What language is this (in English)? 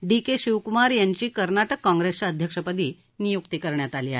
Marathi